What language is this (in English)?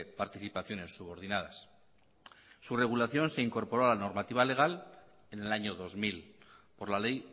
Spanish